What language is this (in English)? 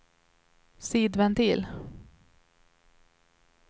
Swedish